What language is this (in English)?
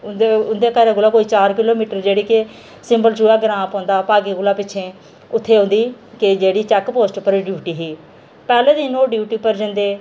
Dogri